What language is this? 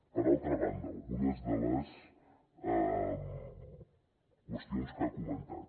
Catalan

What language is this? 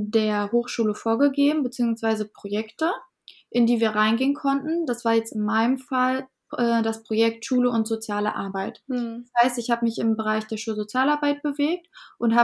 German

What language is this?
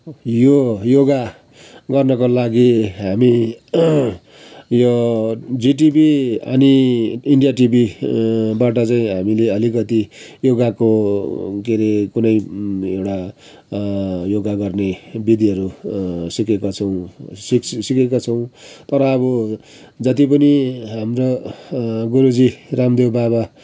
Nepali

